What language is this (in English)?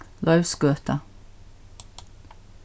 Faroese